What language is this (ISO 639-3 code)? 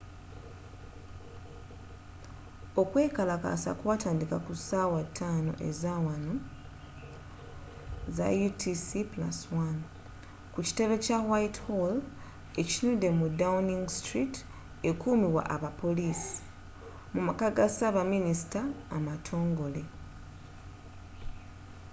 lug